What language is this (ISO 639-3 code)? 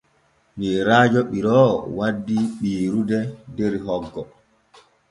fue